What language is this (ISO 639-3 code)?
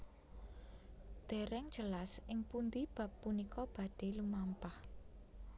jav